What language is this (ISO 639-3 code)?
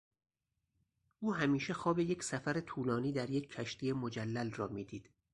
fas